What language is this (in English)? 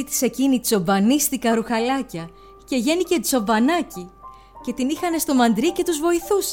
Greek